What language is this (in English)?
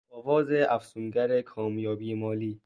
Persian